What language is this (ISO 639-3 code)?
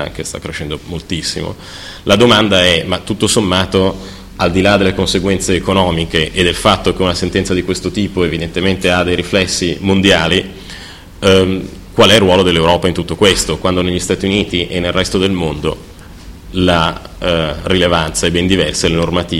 ita